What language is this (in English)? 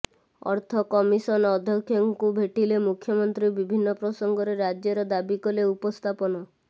Odia